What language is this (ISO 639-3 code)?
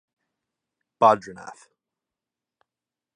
eng